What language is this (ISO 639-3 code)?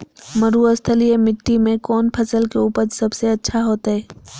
mag